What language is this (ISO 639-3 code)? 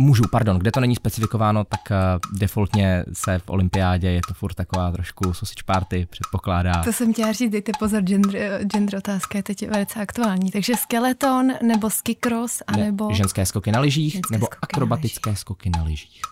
ces